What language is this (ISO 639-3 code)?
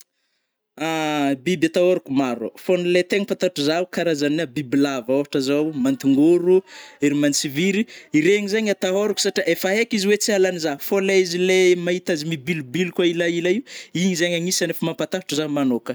bmm